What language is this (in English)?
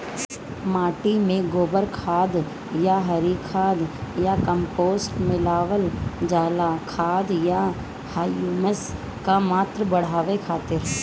Bhojpuri